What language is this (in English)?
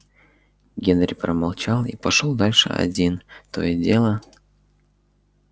Russian